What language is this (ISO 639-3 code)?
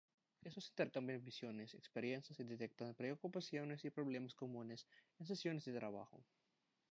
spa